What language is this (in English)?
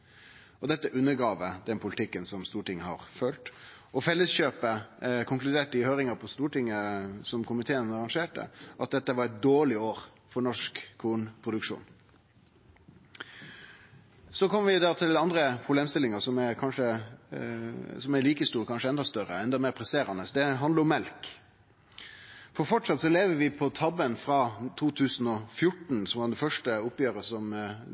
Norwegian Nynorsk